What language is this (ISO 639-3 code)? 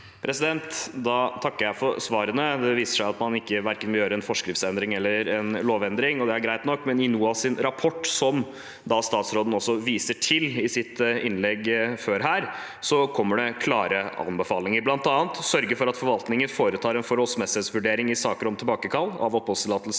nor